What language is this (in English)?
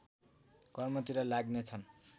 Nepali